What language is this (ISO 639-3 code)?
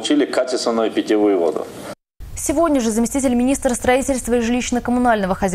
rus